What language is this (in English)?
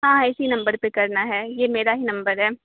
Urdu